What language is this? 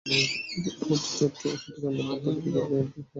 Bangla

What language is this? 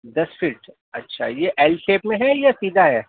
Urdu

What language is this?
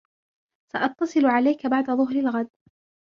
Arabic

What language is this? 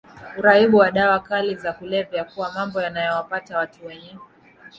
Swahili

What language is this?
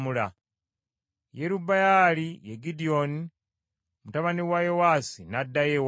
Ganda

